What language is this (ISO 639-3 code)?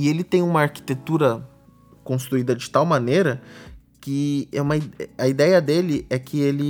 por